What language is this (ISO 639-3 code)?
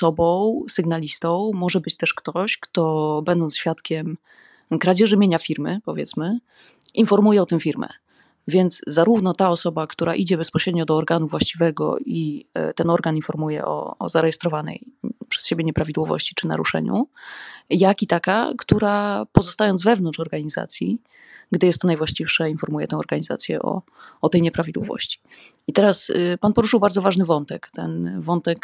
pol